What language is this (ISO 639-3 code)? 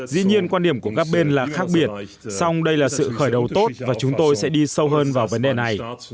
vie